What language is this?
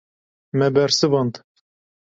Kurdish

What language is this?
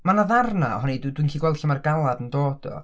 Welsh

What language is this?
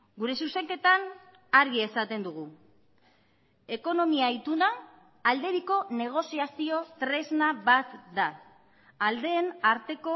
Basque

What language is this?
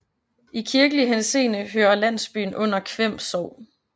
Danish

